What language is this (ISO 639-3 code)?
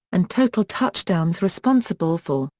eng